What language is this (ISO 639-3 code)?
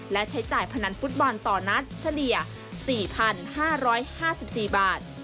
tha